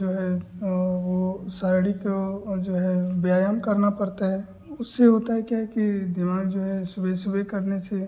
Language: Hindi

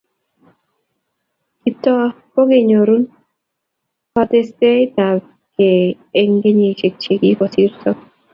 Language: Kalenjin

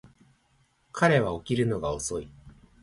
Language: Japanese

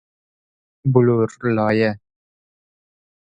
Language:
Persian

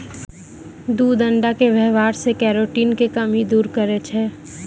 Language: Maithili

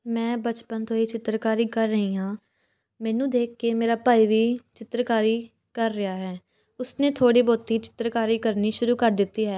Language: Punjabi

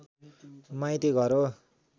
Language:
Nepali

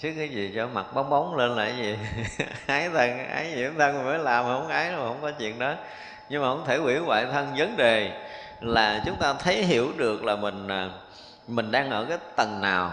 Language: Vietnamese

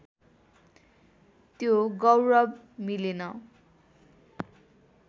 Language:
Nepali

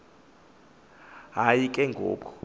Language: Xhosa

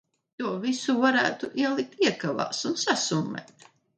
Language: Latvian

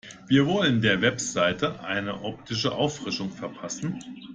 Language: German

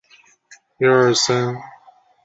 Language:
Chinese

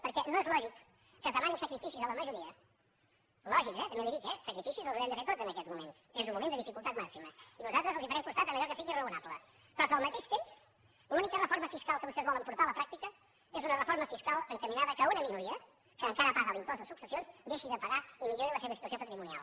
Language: Catalan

